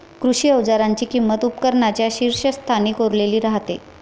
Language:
Marathi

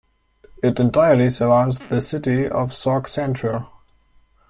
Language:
English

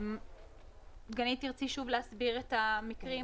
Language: Hebrew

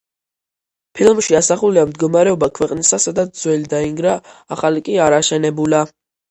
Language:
Georgian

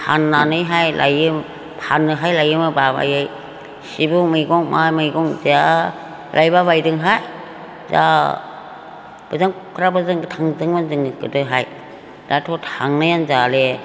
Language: Bodo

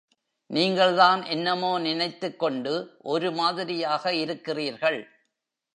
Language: Tamil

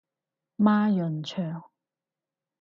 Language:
Cantonese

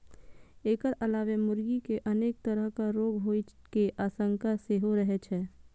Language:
Maithili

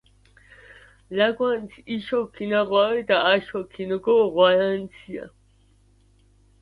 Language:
Georgian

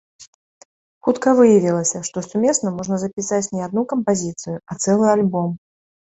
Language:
Belarusian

